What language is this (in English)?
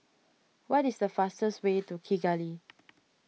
English